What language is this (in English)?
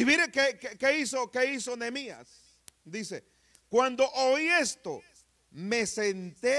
Spanish